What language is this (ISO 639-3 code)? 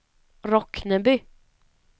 swe